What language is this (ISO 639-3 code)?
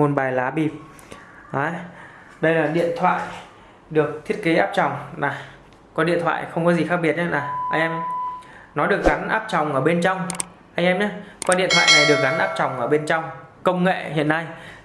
vie